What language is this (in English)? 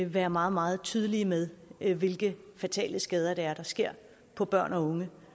Danish